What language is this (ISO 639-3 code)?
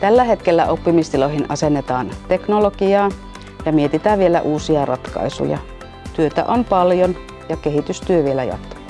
fin